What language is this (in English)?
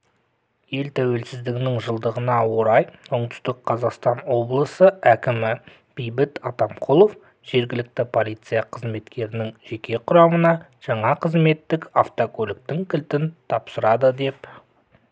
Kazakh